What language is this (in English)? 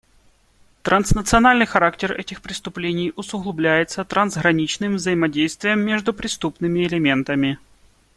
Russian